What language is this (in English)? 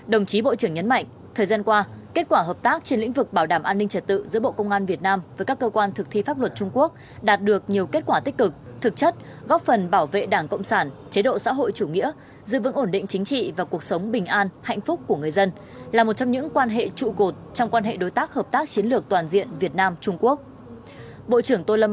Vietnamese